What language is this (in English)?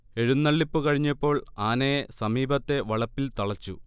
Malayalam